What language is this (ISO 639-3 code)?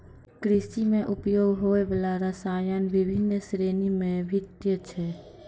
mai